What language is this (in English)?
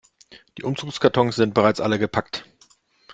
German